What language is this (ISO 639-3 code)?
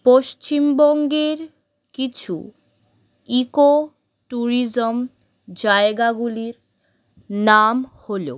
ben